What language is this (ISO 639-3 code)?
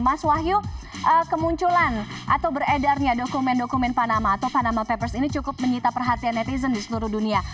ind